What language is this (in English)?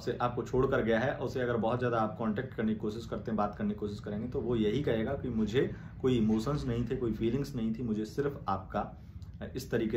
Hindi